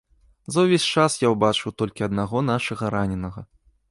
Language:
Belarusian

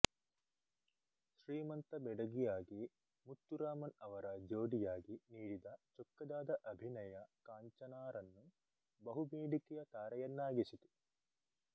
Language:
Kannada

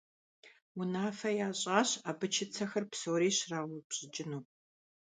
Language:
Kabardian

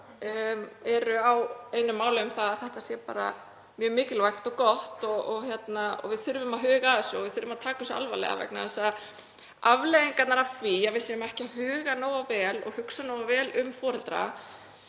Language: Icelandic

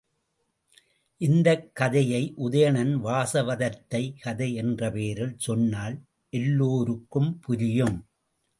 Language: Tamil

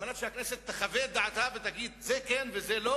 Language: Hebrew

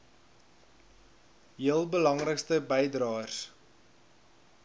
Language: Afrikaans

